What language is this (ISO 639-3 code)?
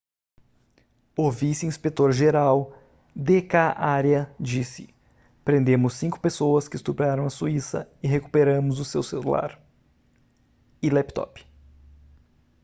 por